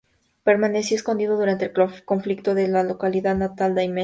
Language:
Spanish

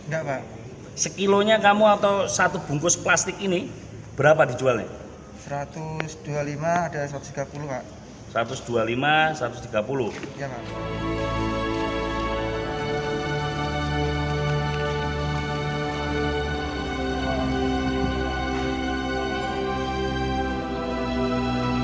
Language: Indonesian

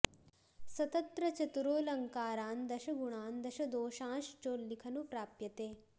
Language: Sanskrit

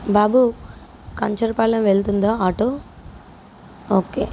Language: Telugu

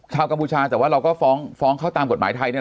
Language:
Thai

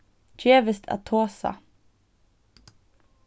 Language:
Faroese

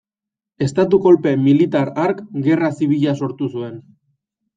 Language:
Basque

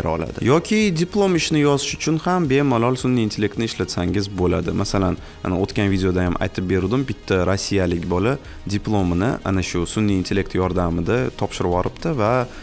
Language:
Turkish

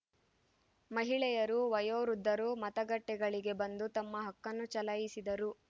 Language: Kannada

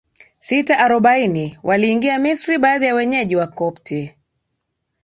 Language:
Swahili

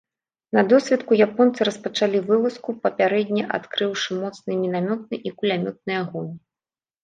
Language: Belarusian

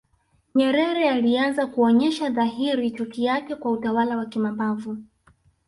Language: Swahili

